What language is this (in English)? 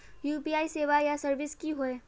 Magahi